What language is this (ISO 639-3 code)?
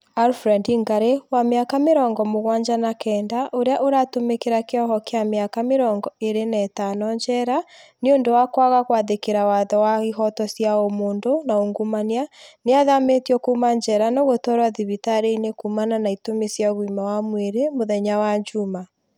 kik